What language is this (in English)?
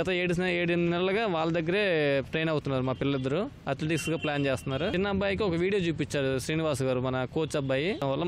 Romanian